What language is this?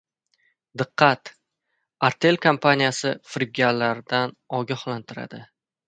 Uzbek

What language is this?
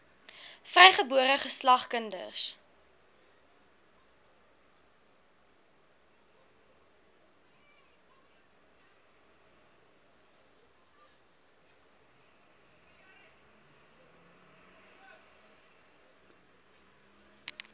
Afrikaans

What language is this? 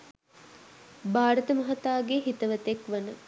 Sinhala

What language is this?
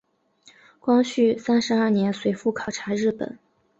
Chinese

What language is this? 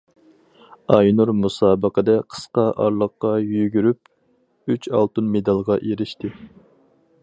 Uyghur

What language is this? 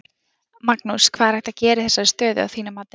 Icelandic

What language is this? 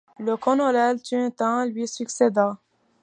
French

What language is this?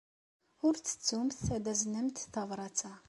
Kabyle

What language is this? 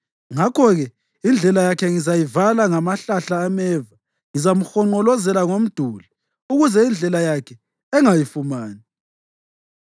North Ndebele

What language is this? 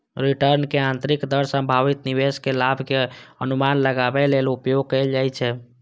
Maithili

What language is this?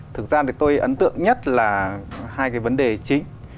Vietnamese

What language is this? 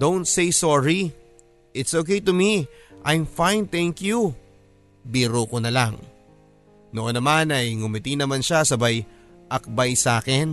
Filipino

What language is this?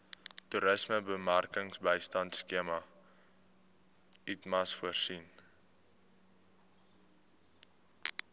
Afrikaans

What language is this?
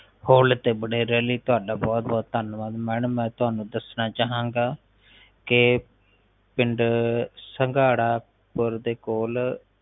Punjabi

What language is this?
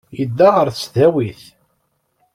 Kabyle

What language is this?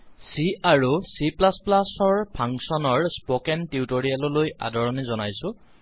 Assamese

